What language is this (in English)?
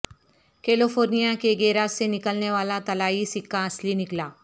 Urdu